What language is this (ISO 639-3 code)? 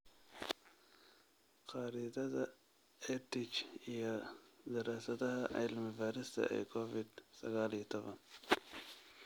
som